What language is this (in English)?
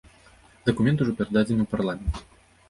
Belarusian